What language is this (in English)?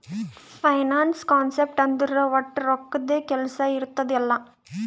Kannada